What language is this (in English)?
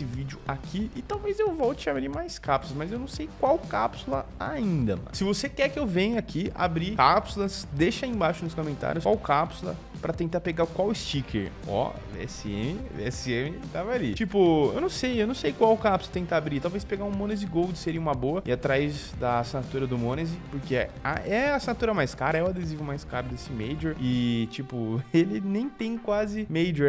Portuguese